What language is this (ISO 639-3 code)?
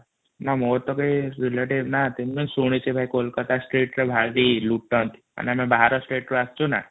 ori